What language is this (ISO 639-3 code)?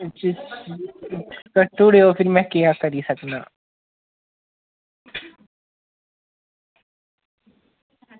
doi